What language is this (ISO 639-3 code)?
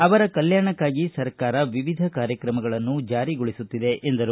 kan